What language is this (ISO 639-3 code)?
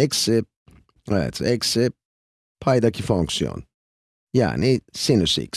tur